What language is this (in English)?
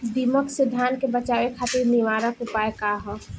Bhojpuri